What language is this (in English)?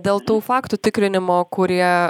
Lithuanian